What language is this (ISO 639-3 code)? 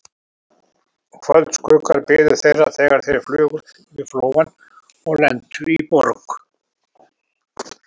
isl